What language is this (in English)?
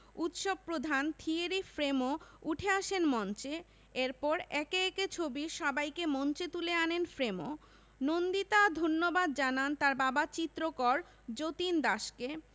Bangla